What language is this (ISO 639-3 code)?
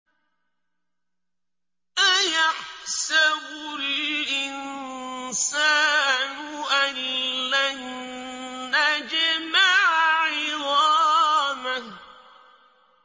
ara